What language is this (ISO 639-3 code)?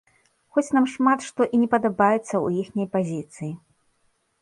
bel